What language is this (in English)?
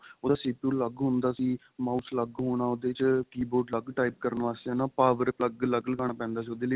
Punjabi